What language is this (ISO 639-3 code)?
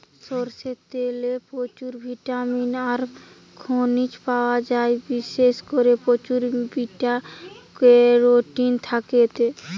ben